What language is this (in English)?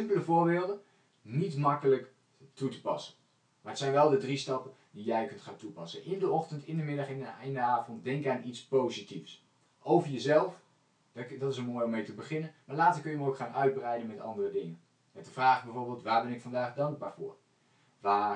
Dutch